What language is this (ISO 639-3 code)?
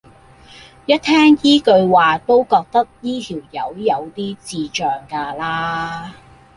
yue